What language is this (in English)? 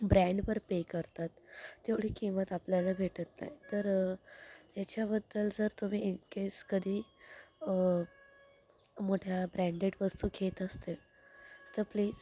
Marathi